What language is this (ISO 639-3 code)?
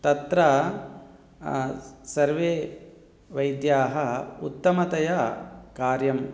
san